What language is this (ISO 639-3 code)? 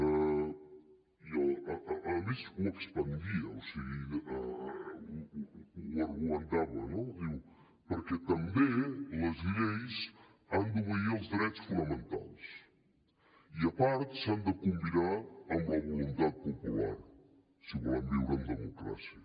cat